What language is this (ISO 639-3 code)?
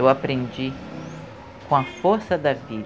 por